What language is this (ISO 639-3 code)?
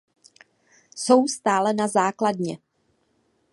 ces